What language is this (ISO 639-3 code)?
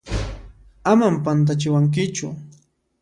qxp